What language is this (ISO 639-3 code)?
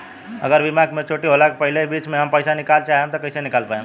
bho